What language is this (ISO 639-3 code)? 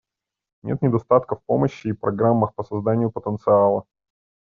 rus